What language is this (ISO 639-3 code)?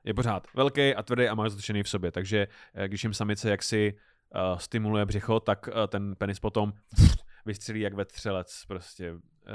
ces